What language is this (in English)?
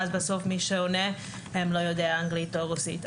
Hebrew